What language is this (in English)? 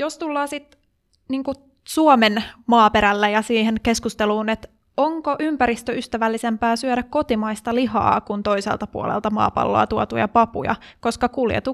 Finnish